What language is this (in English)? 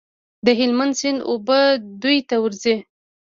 Pashto